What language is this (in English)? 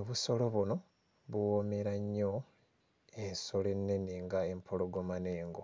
Ganda